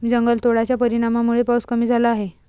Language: Marathi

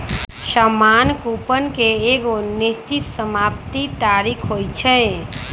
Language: Magahi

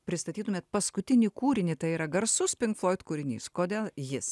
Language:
Lithuanian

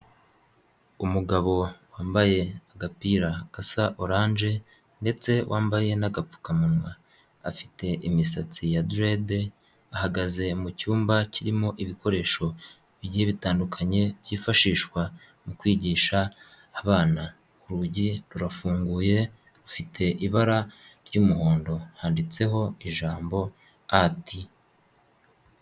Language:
Kinyarwanda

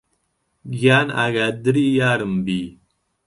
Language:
Central Kurdish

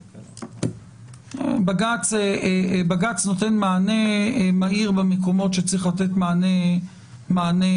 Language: Hebrew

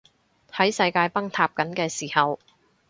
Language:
Cantonese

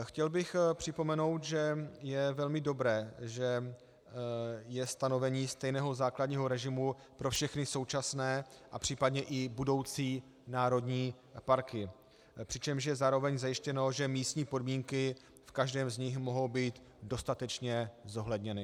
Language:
Czech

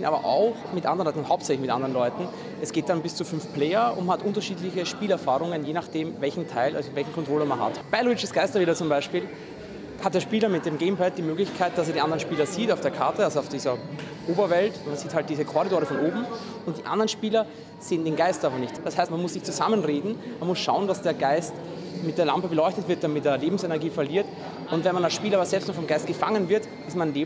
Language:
German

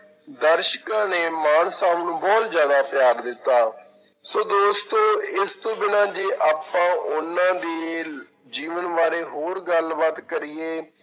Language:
Punjabi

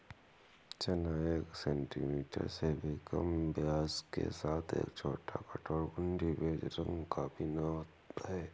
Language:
Hindi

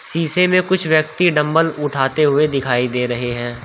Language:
Hindi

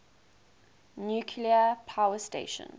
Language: English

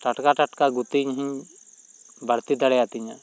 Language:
Santali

